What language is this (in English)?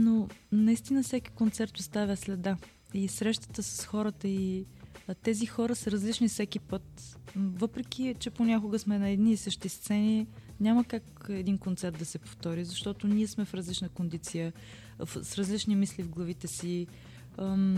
Bulgarian